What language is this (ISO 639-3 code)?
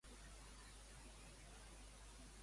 cat